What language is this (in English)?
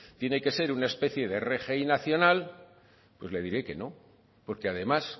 Spanish